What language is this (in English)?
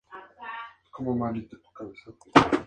Spanish